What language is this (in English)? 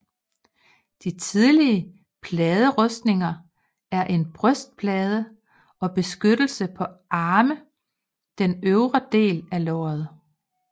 Danish